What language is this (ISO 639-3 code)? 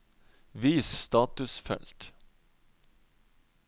nor